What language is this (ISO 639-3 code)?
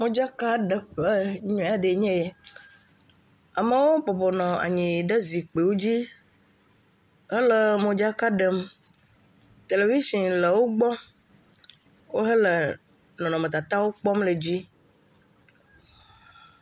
ewe